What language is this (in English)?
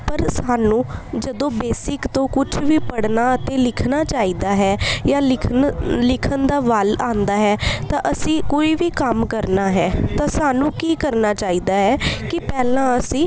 Punjabi